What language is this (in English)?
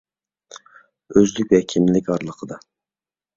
Uyghur